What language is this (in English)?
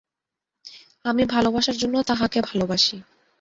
Bangla